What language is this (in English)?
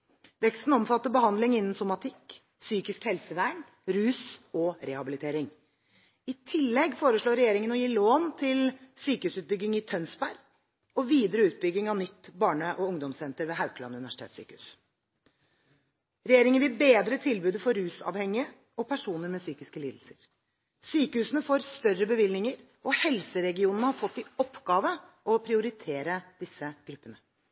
Norwegian Bokmål